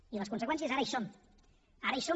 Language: Catalan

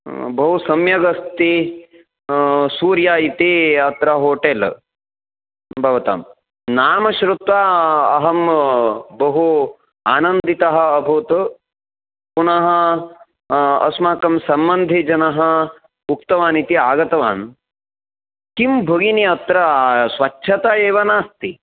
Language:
Sanskrit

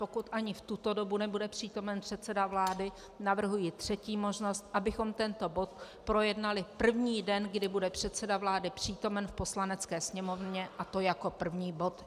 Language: Czech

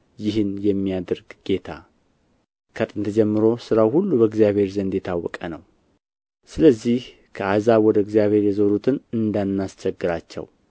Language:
Amharic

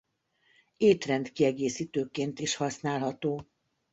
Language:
Hungarian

